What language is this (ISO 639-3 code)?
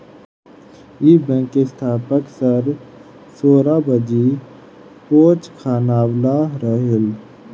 bho